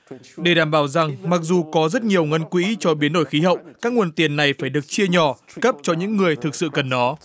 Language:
Vietnamese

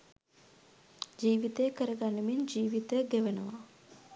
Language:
Sinhala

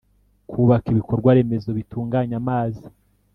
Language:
Kinyarwanda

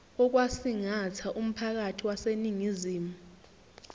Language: Zulu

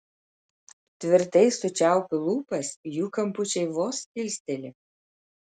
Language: Lithuanian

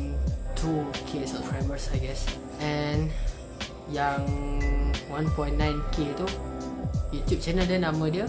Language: Malay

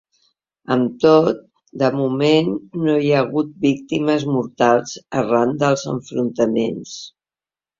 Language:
Catalan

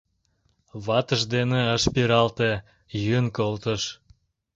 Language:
Mari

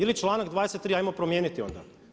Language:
Croatian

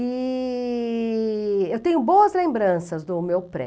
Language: Portuguese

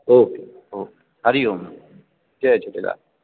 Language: Sindhi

